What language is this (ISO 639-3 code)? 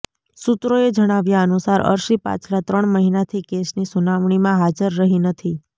guj